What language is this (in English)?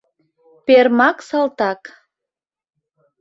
Mari